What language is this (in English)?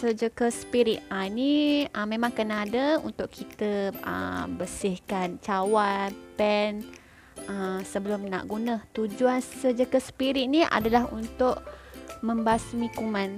Malay